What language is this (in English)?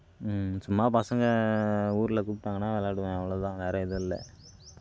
Tamil